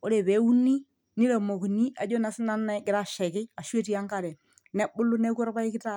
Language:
Masai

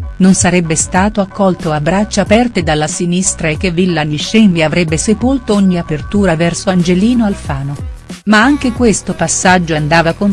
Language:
Italian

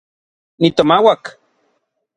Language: Orizaba Nahuatl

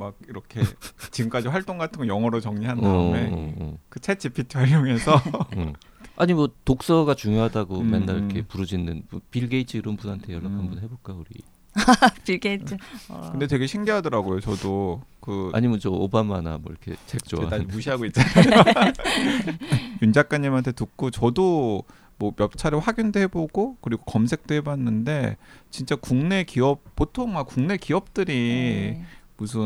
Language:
Korean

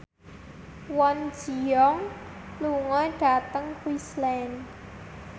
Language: Javanese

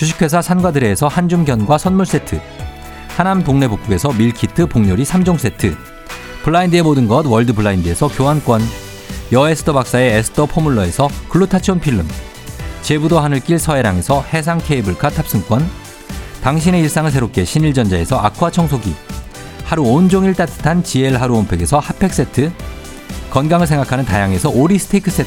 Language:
Korean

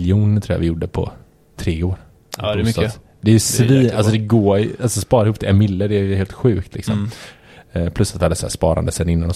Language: Swedish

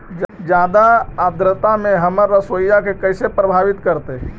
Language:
Magahi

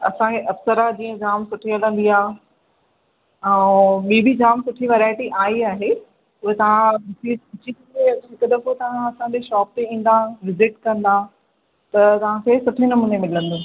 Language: Sindhi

